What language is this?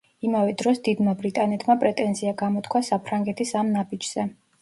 Georgian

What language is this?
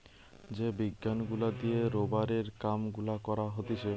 Bangla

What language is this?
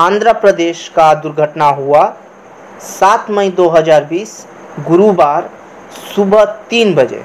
Hindi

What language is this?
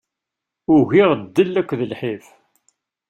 Kabyle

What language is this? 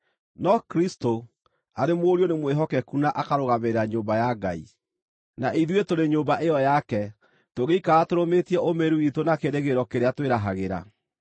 Kikuyu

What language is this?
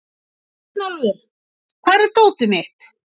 Icelandic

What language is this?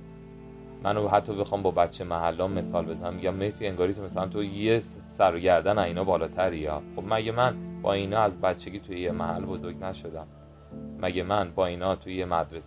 Persian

